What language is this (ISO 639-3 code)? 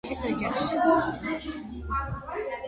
kat